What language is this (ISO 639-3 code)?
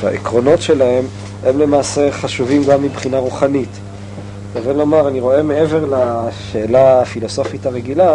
heb